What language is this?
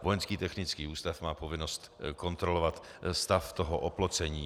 Czech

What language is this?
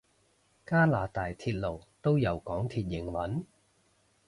Cantonese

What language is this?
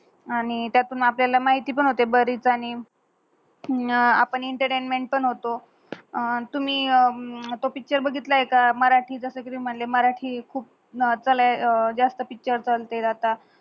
Marathi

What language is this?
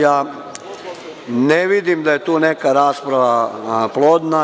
Serbian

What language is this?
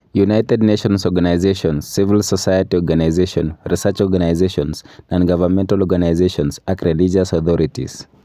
Kalenjin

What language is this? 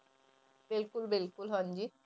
Punjabi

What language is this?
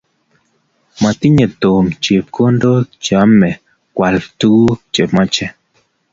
Kalenjin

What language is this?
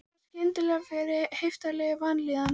Icelandic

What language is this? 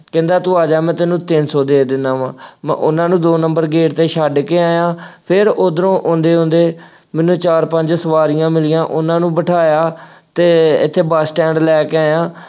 Punjabi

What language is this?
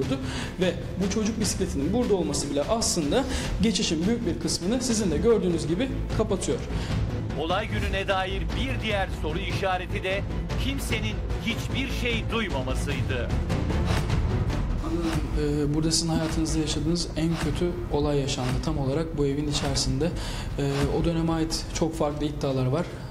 Turkish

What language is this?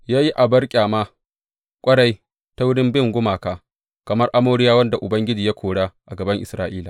Hausa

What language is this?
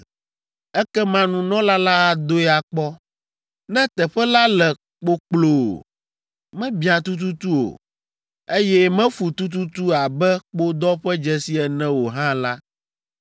Ewe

